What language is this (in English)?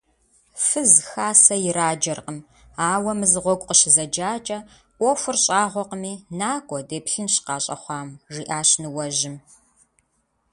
Kabardian